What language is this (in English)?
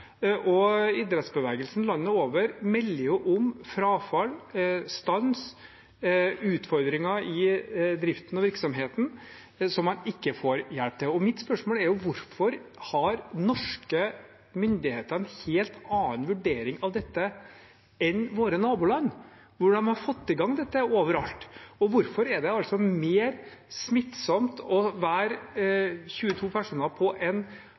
Norwegian Bokmål